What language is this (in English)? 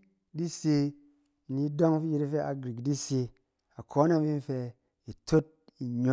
Cen